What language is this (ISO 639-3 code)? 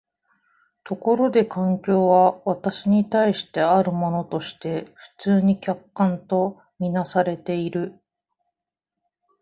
jpn